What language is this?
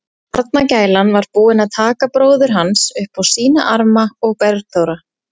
Icelandic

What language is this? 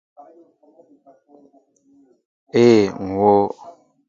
Mbo (Cameroon)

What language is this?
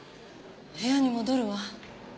Japanese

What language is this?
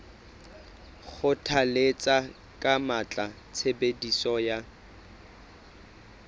Southern Sotho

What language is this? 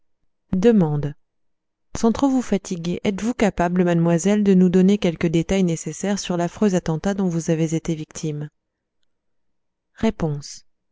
French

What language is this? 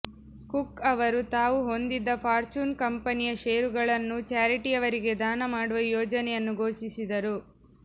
Kannada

